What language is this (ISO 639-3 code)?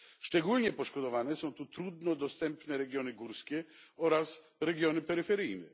pol